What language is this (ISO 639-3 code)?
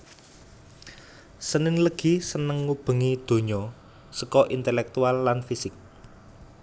jav